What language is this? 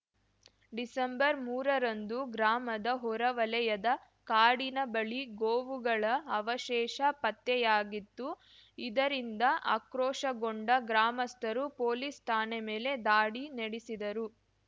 Kannada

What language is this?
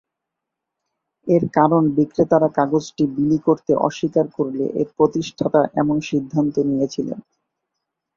Bangla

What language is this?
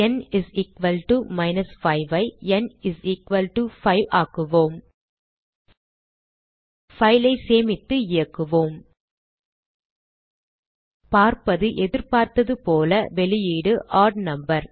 Tamil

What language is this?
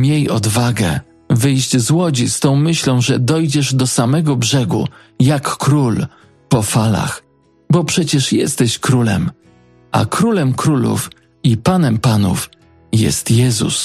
Polish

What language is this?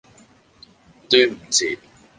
Cantonese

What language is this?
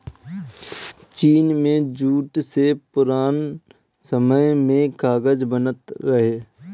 Bhojpuri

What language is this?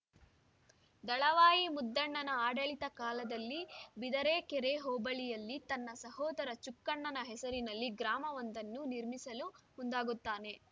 Kannada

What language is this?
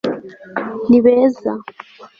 Kinyarwanda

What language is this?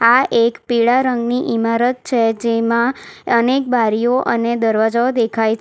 Gujarati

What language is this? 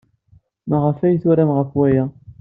Kabyle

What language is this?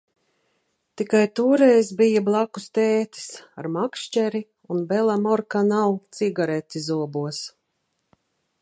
Latvian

